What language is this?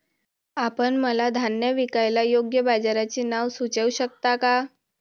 Marathi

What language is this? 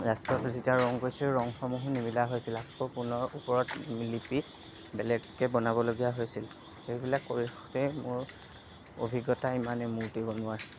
Assamese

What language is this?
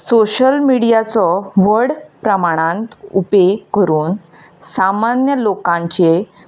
Konkani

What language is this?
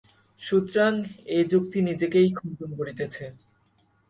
Bangla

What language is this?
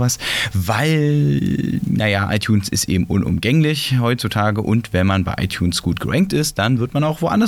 German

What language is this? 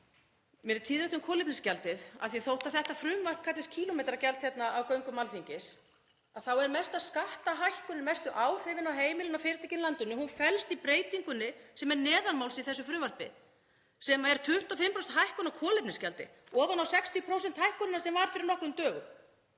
Icelandic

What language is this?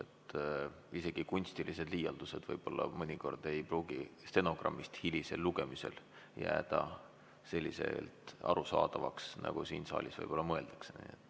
Estonian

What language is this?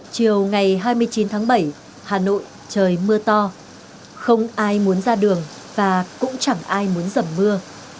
Vietnamese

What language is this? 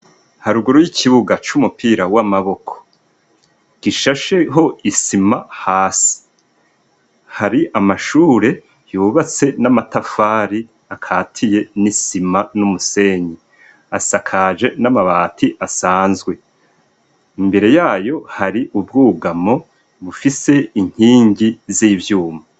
Rundi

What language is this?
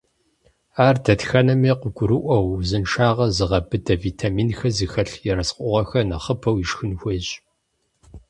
Kabardian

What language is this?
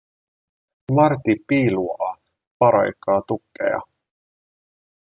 Finnish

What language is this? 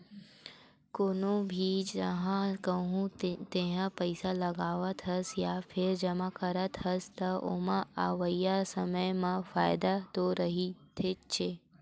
Chhattisgarhi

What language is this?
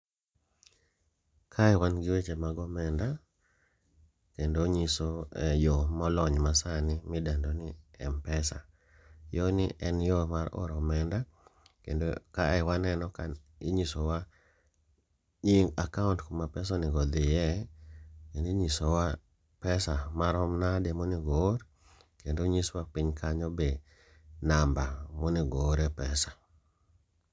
Luo (Kenya and Tanzania)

